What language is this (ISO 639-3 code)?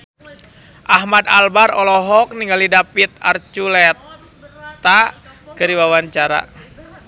sun